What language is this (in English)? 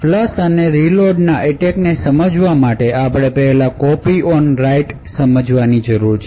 Gujarati